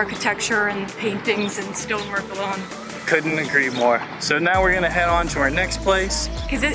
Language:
English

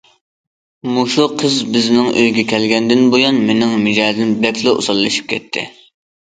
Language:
Uyghur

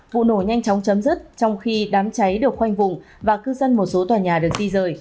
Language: Vietnamese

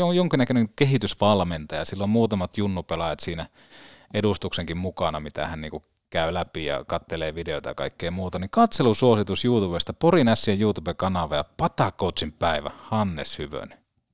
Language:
Finnish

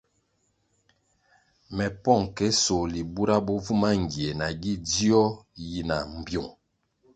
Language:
Kwasio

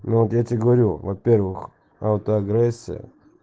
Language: Russian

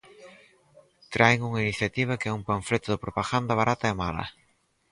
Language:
Galician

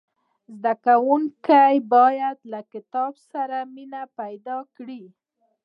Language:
Pashto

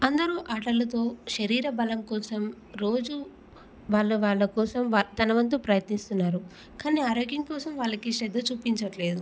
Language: Telugu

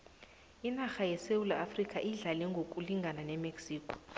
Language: South Ndebele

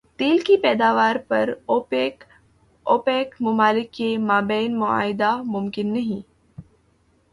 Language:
Urdu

